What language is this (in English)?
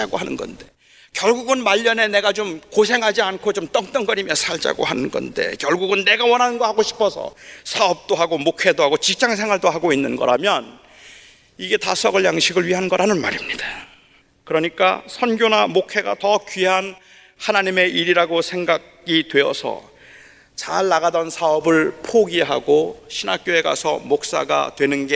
Korean